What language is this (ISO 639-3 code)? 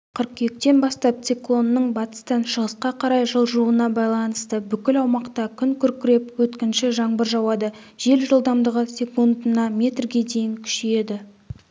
kaz